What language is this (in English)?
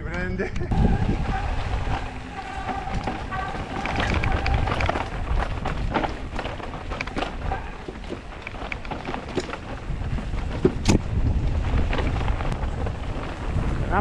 Italian